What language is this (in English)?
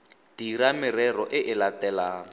Tswana